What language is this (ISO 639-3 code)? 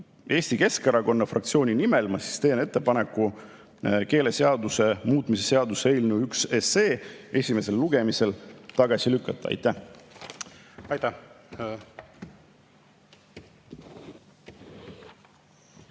est